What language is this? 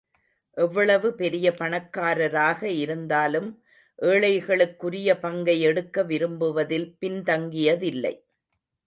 Tamil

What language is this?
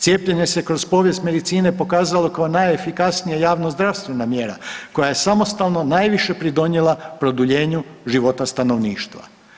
Croatian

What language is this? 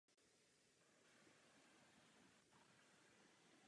Czech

